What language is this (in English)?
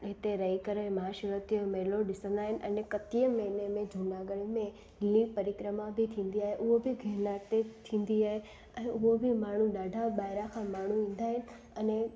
Sindhi